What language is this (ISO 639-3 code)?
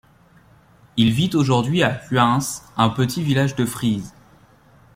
fra